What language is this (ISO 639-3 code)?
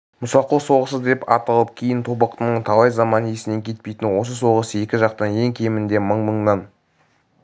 kaz